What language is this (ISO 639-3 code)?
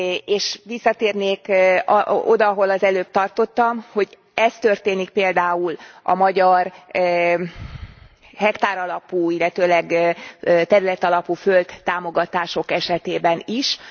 hun